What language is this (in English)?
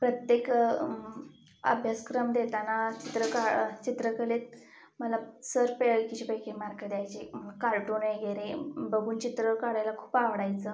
Marathi